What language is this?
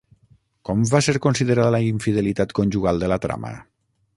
Catalan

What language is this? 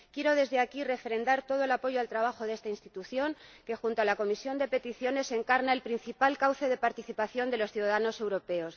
Spanish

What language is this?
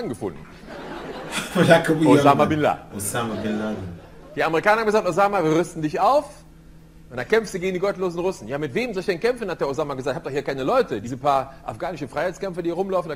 German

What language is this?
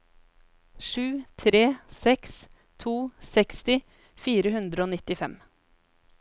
Norwegian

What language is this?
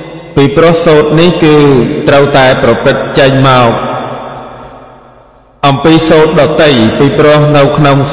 Vietnamese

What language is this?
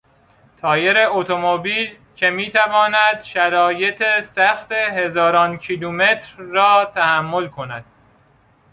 Persian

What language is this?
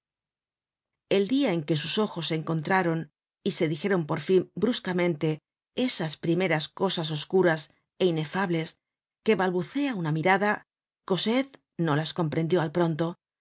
Spanish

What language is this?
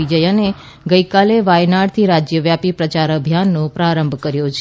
Gujarati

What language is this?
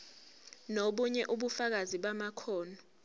Zulu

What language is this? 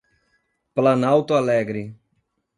Portuguese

